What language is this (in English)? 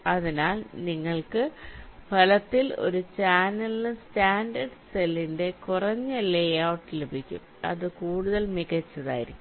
Malayalam